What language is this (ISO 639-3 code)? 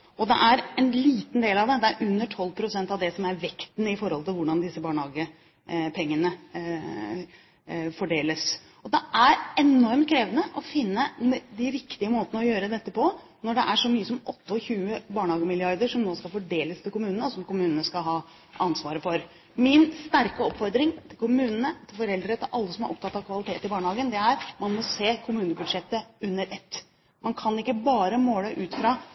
nob